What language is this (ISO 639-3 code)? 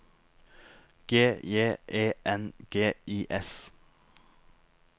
nor